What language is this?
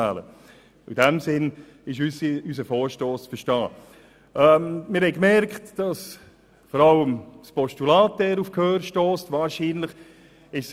Swiss German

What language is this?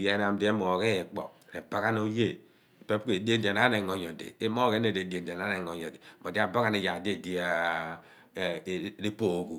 Abua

